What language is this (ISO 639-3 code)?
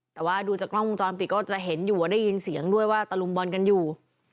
tha